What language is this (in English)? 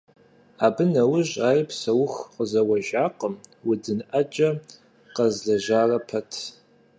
Kabardian